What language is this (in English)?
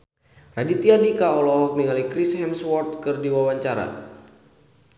Sundanese